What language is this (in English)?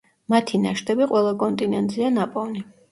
Georgian